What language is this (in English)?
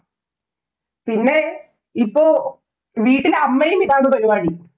Malayalam